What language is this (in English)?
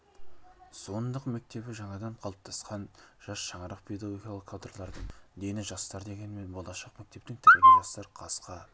Kazakh